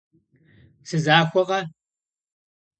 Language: Kabardian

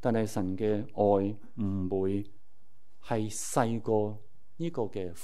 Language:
Chinese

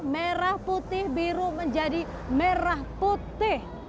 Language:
Indonesian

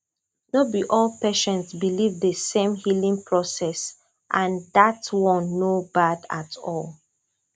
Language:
Nigerian Pidgin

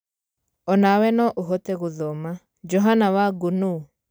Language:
Kikuyu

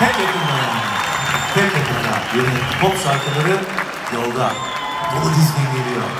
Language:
Turkish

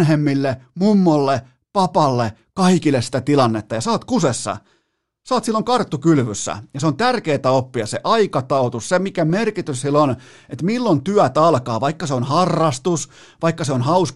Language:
Finnish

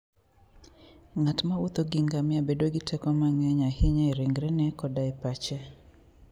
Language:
Luo (Kenya and Tanzania)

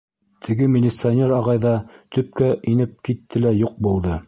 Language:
Bashkir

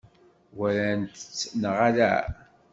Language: Kabyle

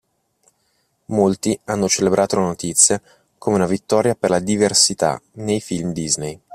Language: Italian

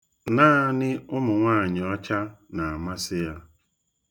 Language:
Igbo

